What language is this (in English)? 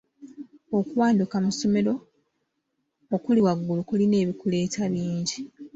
Ganda